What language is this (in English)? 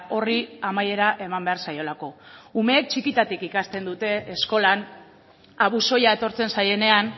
Basque